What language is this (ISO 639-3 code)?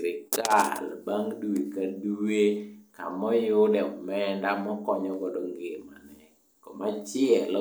luo